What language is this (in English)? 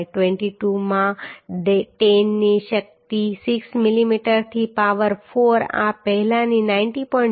Gujarati